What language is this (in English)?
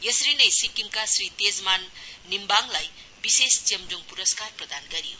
Nepali